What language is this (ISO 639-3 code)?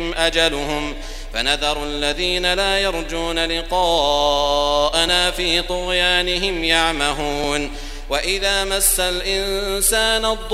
ara